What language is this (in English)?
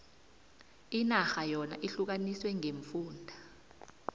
South Ndebele